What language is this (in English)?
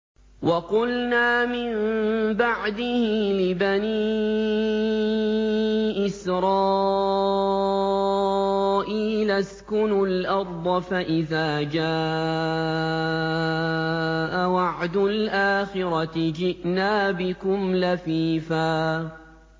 Arabic